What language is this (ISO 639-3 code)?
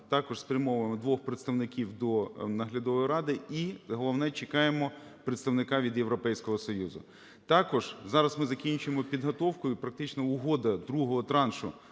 ukr